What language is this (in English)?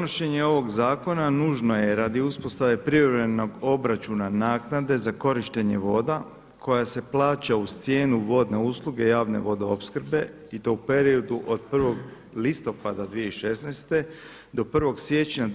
Croatian